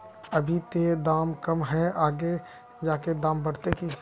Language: Magahi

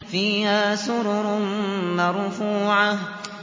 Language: Arabic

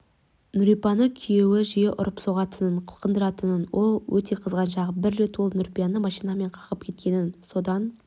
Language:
Kazakh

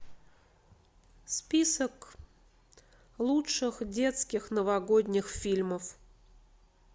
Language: Russian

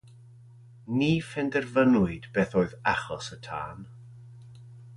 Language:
Welsh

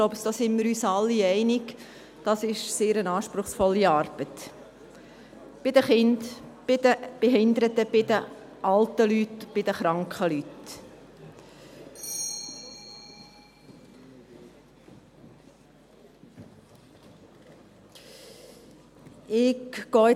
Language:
Swiss German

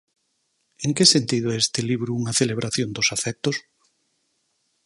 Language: Galician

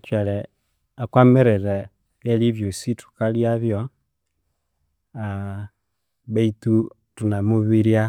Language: Konzo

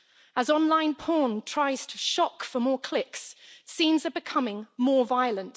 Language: English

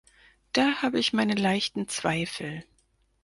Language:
German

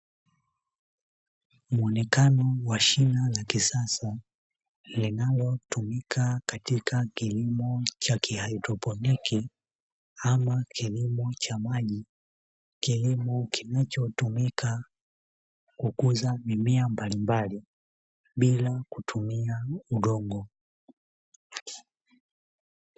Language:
Swahili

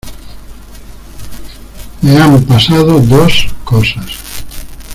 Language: Spanish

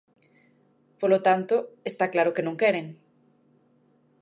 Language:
Galician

